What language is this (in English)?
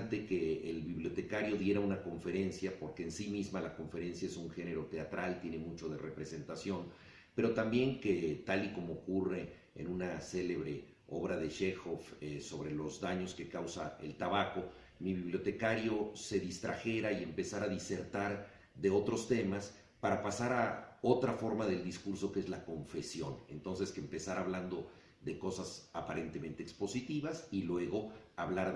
Spanish